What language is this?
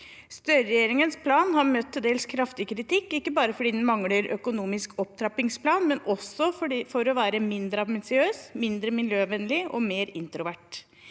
Norwegian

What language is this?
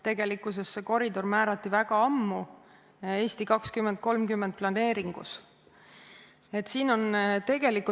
Estonian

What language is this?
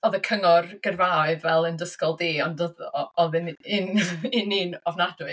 Welsh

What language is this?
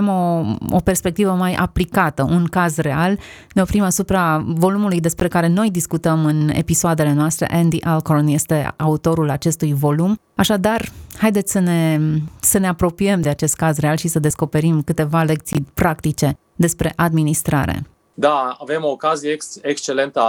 Romanian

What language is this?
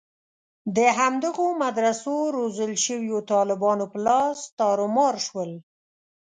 Pashto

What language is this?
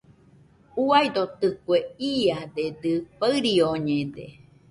Nüpode Huitoto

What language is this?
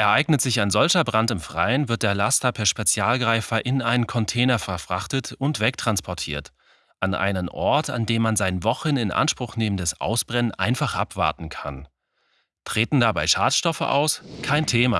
German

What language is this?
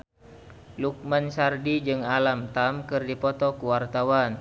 Sundanese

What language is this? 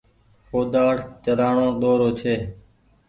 Goaria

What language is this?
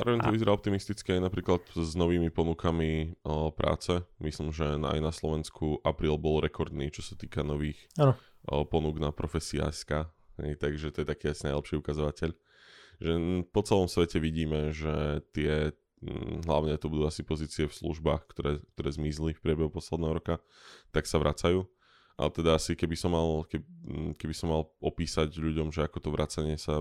Slovak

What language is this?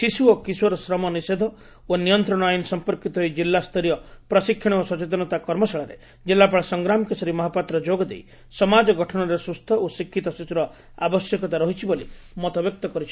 Odia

